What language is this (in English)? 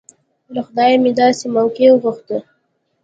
Pashto